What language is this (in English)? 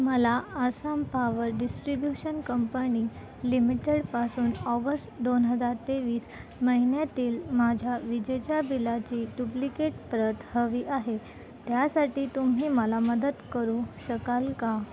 Marathi